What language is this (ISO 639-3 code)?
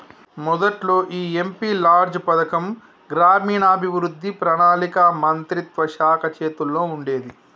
tel